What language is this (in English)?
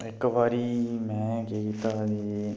Dogri